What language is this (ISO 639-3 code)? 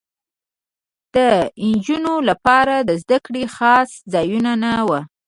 pus